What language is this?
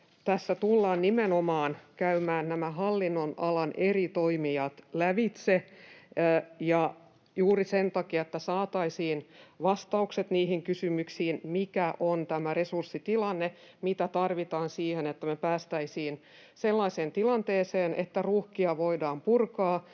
Finnish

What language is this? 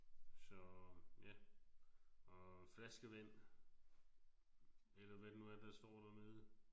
Danish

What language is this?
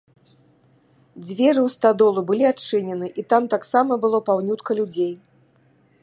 Belarusian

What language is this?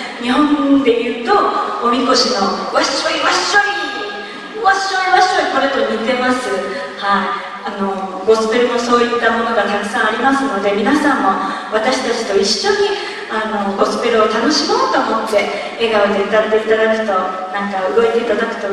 Japanese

